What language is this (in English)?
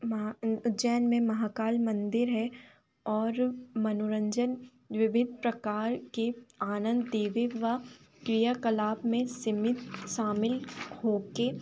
Hindi